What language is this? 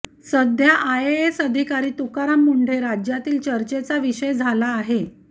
Marathi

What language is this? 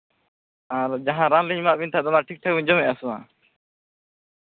Santali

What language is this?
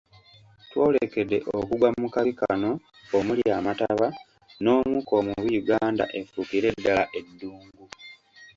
Ganda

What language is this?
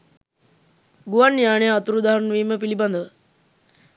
Sinhala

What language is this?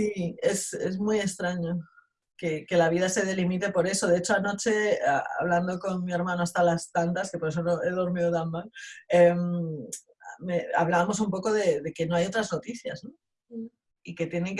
Spanish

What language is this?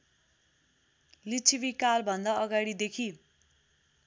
Nepali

